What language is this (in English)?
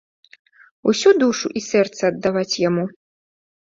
Belarusian